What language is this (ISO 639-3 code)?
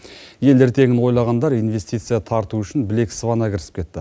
kaz